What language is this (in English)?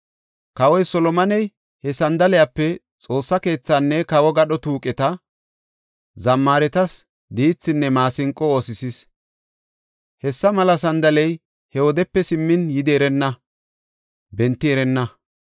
Gofa